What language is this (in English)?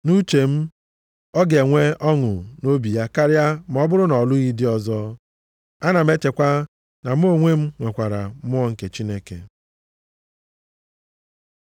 Igbo